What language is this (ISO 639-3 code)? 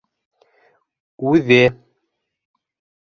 bak